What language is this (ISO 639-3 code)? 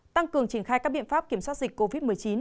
vie